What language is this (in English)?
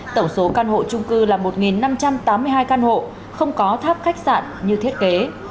Vietnamese